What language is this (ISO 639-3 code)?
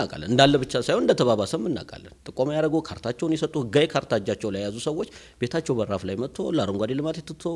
ara